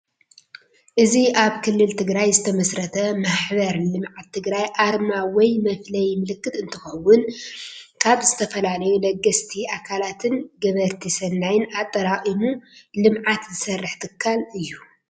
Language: Tigrinya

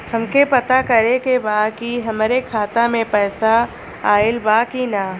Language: Bhojpuri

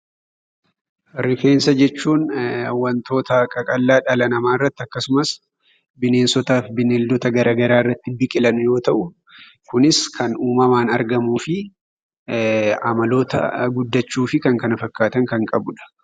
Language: Oromo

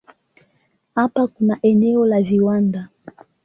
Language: Swahili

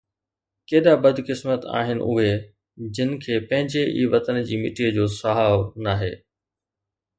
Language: Sindhi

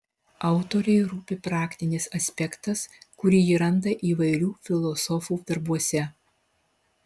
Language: Lithuanian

